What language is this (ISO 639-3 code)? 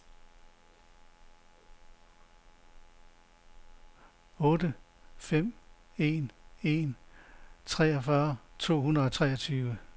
dan